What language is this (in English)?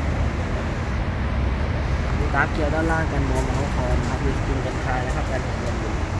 Thai